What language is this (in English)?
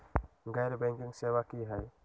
Magahi